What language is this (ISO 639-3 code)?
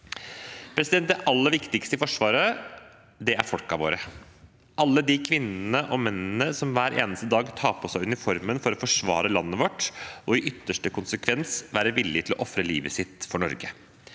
nor